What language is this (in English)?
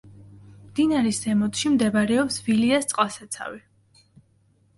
Georgian